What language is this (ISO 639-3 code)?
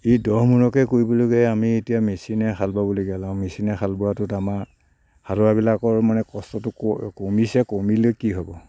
asm